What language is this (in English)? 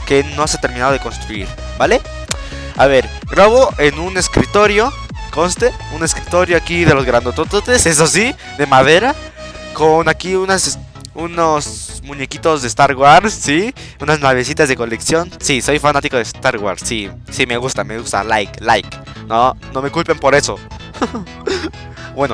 Spanish